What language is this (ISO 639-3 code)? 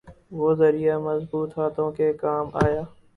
urd